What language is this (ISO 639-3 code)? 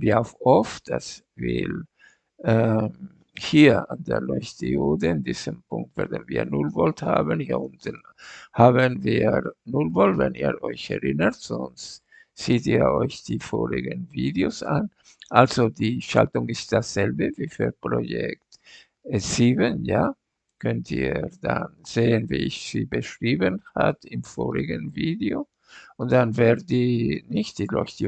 deu